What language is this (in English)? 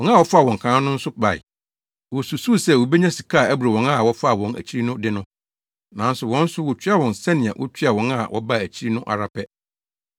Akan